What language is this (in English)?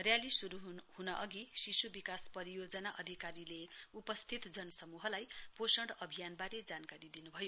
Nepali